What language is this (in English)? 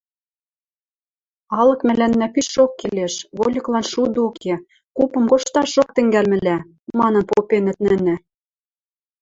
Western Mari